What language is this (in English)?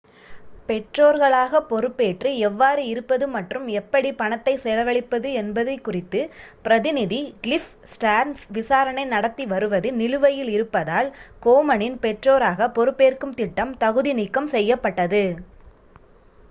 Tamil